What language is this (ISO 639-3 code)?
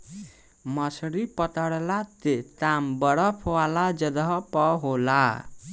bho